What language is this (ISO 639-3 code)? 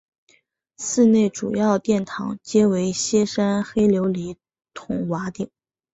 zho